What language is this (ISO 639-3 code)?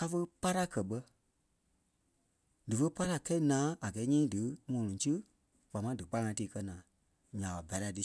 kpe